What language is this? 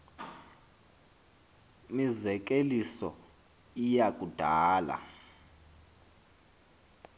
Xhosa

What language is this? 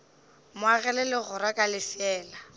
Northern Sotho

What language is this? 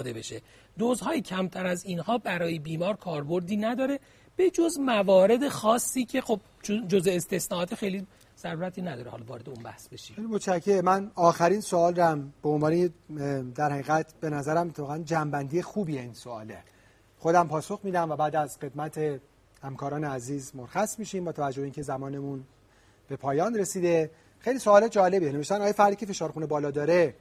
Persian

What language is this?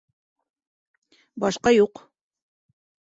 Bashkir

